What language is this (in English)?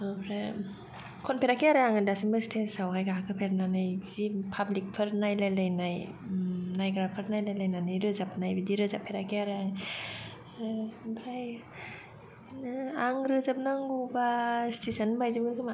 Bodo